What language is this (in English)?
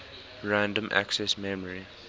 English